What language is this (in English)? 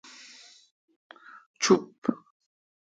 Kalkoti